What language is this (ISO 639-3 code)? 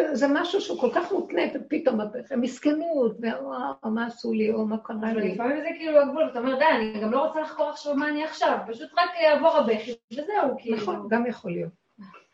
heb